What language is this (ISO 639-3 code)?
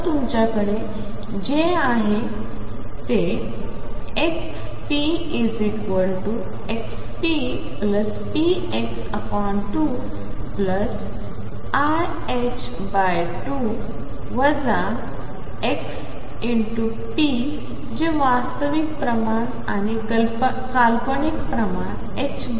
mar